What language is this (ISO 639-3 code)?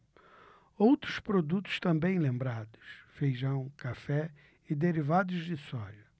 por